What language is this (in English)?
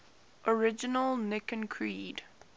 English